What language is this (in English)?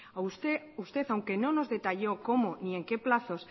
Spanish